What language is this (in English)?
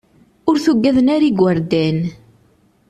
Kabyle